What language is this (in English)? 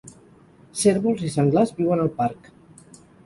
Catalan